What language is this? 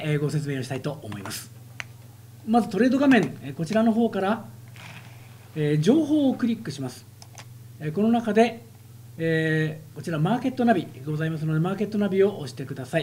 Japanese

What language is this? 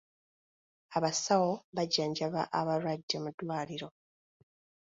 Ganda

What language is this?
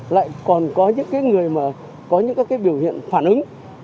Vietnamese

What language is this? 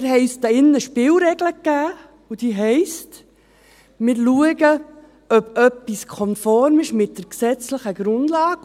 Swiss German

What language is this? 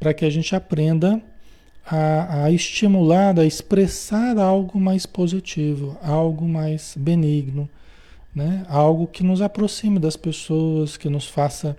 Portuguese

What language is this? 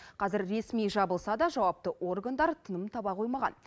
Kazakh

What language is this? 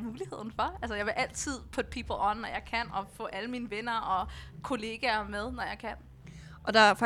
Danish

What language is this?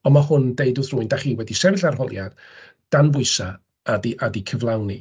Welsh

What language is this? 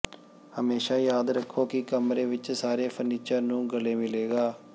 Punjabi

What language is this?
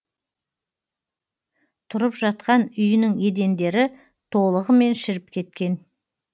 Kazakh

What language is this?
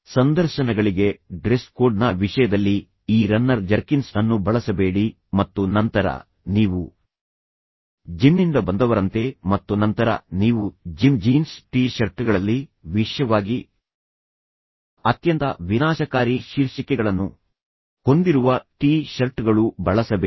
Kannada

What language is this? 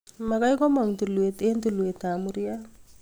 Kalenjin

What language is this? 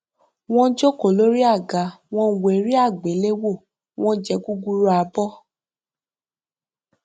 Yoruba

